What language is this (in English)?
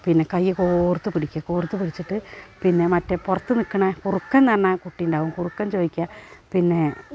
Malayalam